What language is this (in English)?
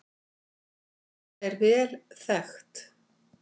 Icelandic